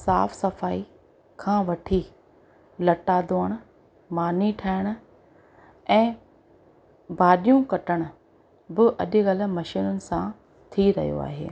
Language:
Sindhi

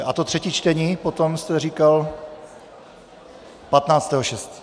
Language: Czech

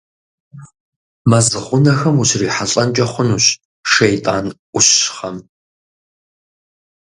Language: Kabardian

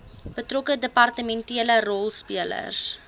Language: Afrikaans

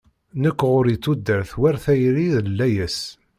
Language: Kabyle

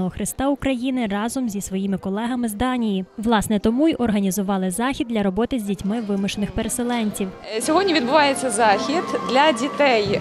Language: Ukrainian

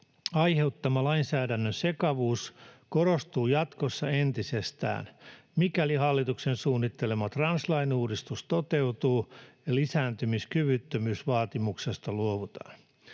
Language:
Finnish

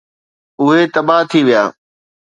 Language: Sindhi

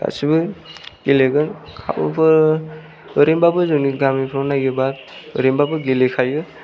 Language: Bodo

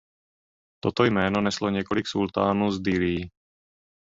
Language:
Czech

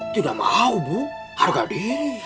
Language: Indonesian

